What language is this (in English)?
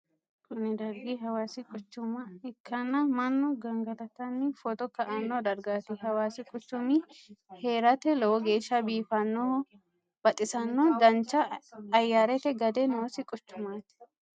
Sidamo